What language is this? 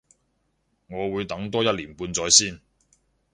Cantonese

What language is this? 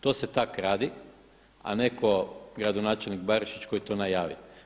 Croatian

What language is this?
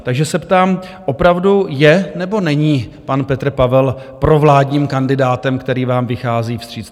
Czech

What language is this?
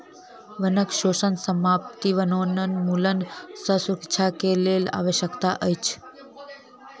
Maithili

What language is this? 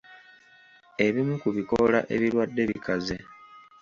Ganda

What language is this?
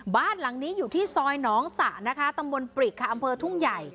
Thai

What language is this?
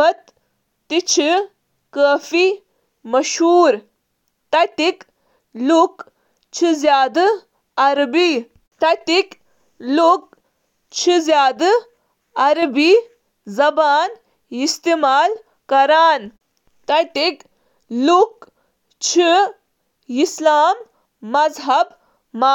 Kashmiri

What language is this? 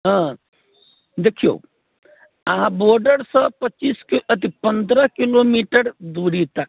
Maithili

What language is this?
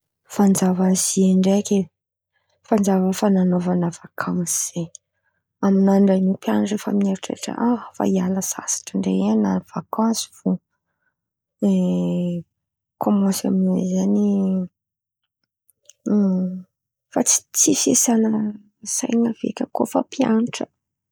Antankarana Malagasy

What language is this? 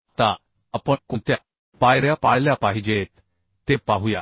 Marathi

